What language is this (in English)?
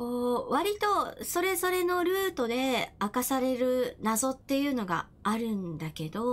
Japanese